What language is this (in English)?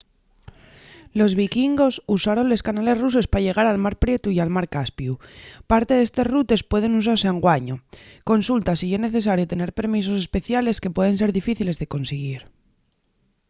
Asturian